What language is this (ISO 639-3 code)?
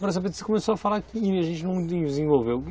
por